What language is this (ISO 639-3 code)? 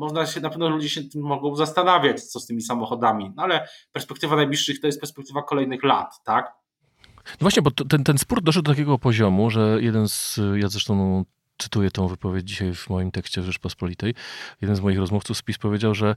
pol